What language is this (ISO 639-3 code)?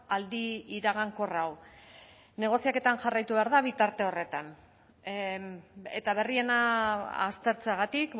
eus